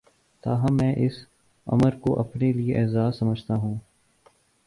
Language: Urdu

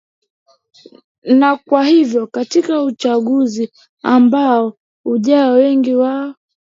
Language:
Swahili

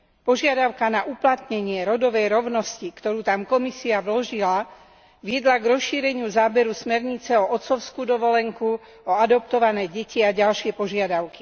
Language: Slovak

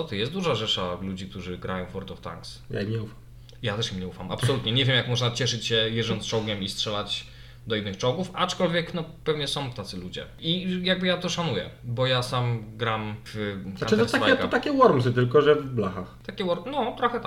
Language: Polish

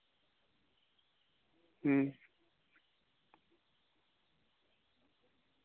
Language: Santali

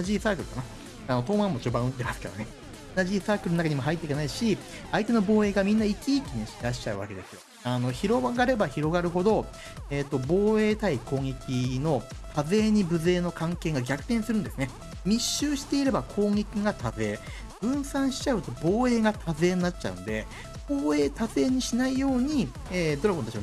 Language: Japanese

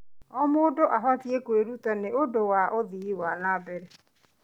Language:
Kikuyu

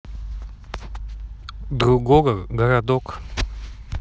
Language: Russian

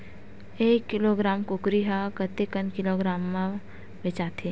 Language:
Chhattisgarhi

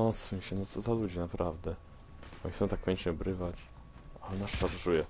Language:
Polish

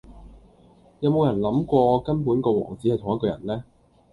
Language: Cantonese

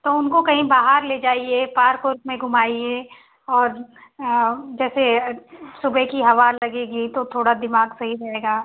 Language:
Hindi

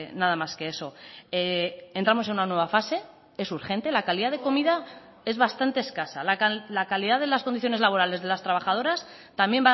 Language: Spanish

